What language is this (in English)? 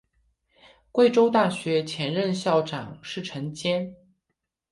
Chinese